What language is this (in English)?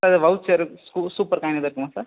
Tamil